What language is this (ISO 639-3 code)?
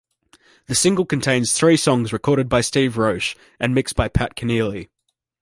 eng